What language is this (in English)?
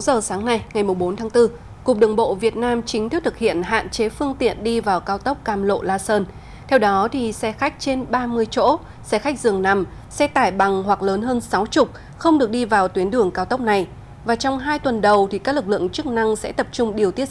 Vietnamese